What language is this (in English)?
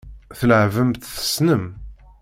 Kabyle